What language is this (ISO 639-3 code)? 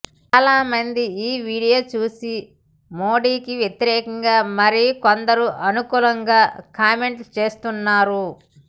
tel